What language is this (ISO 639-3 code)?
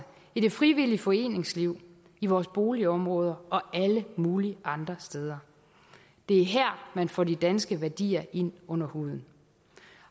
dan